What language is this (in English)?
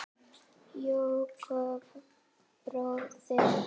Icelandic